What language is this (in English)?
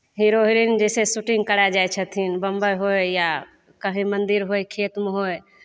Maithili